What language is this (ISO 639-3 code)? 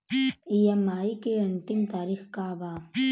bho